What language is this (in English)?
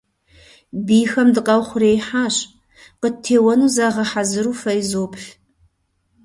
Kabardian